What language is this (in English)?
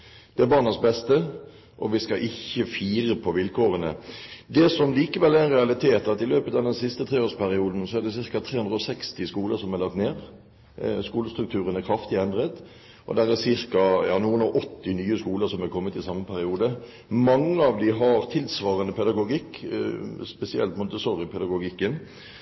Norwegian Bokmål